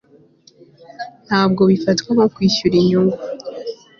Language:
Kinyarwanda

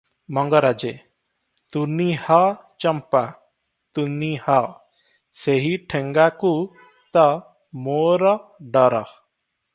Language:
Odia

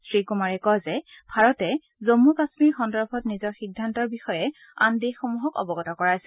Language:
Assamese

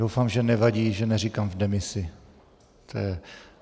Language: Czech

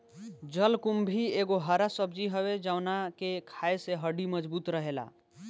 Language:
Bhojpuri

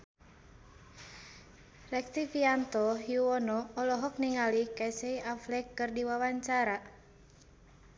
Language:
Sundanese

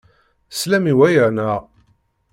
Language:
Kabyle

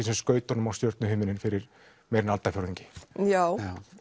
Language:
Icelandic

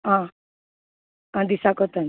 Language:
Konkani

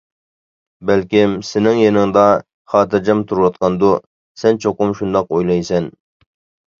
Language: Uyghur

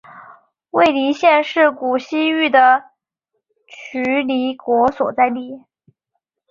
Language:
Chinese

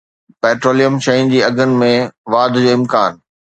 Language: Sindhi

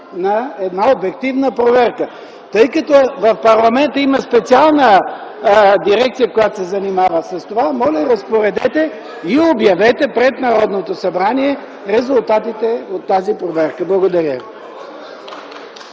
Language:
Bulgarian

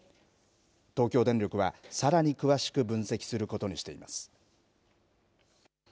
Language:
Japanese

